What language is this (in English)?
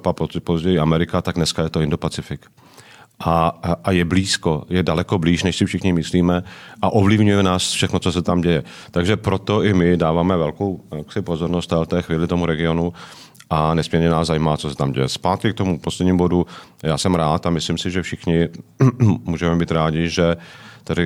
Czech